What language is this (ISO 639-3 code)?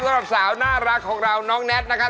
tha